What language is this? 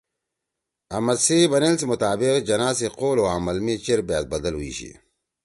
Torwali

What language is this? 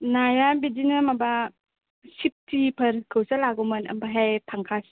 Bodo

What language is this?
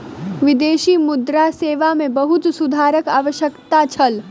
Maithili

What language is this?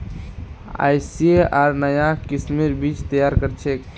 Magahi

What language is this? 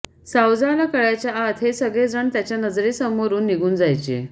Marathi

